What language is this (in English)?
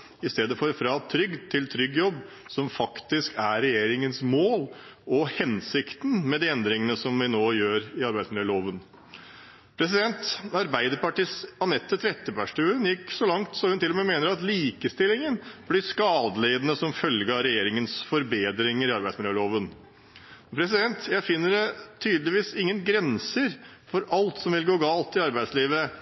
Norwegian Bokmål